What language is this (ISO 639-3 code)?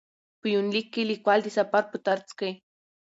pus